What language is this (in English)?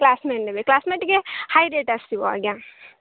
Odia